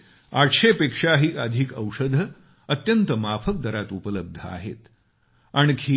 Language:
Marathi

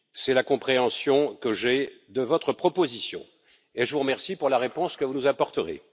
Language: French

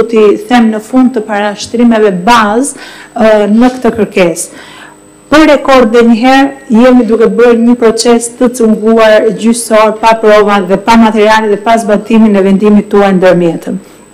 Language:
Romanian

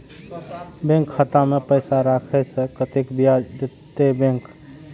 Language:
Maithili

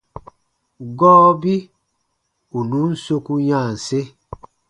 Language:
Baatonum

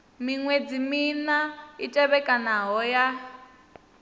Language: Venda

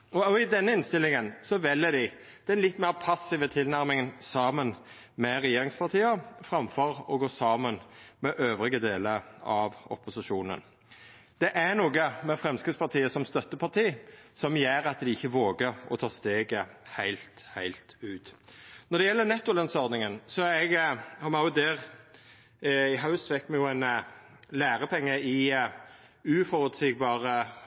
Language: Norwegian Nynorsk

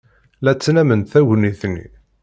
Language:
Kabyle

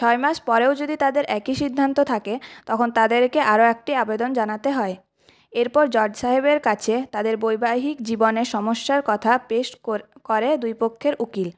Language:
Bangla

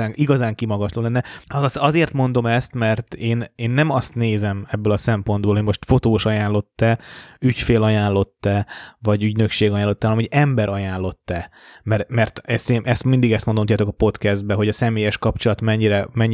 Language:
Hungarian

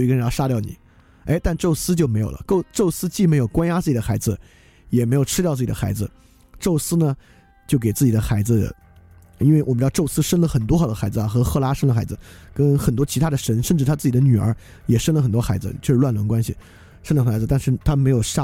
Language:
Chinese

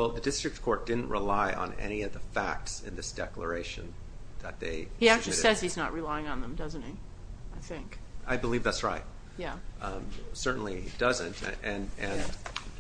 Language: English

